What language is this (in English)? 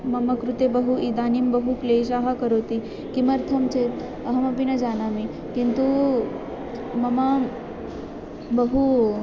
Sanskrit